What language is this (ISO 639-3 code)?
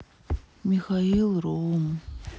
rus